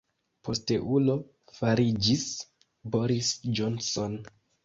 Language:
Esperanto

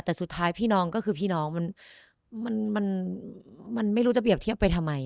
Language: Thai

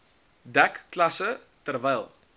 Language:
Afrikaans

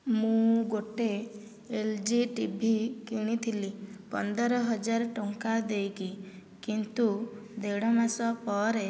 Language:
Odia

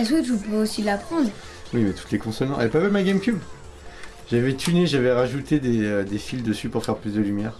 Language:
French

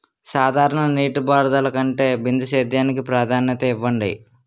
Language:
Telugu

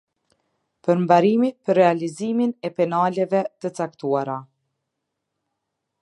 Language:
Albanian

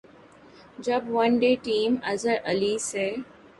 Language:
Urdu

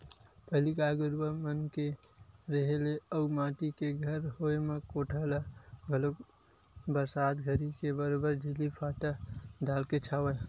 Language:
Chhattisgarhi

